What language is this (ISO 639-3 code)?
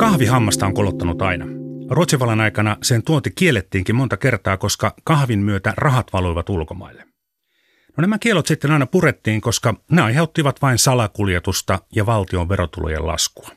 fin